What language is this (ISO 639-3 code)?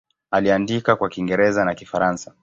swa